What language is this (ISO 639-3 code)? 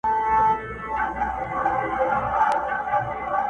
pus